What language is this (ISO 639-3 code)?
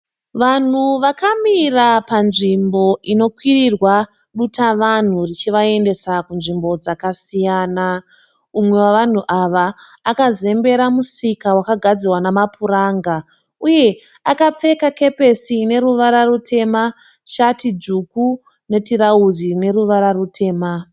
sna